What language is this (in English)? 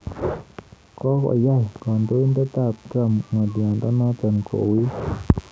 Kalenjin